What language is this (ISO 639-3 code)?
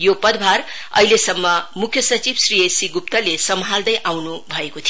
nep